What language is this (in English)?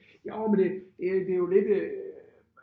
Danish